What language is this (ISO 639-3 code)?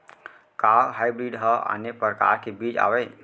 hne